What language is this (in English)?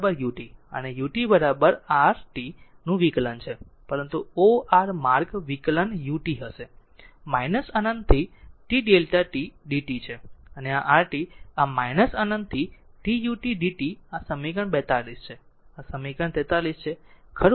Gujarati